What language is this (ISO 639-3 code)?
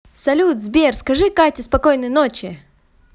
rus